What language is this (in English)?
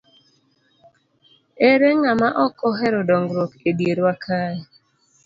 Luo (Kenya and Tanzania)